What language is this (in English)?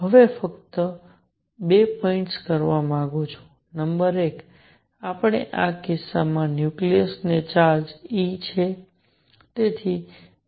Gujarati